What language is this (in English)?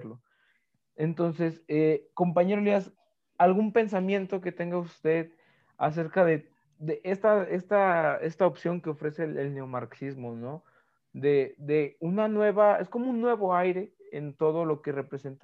Spanish